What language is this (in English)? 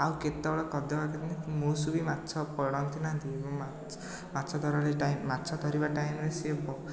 Odia